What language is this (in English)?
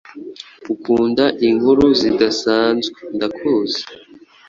Kinyarwanda